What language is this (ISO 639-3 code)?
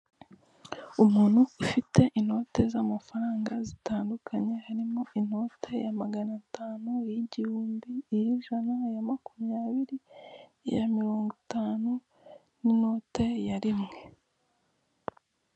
kin